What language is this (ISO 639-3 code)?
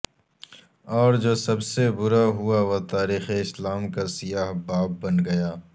urd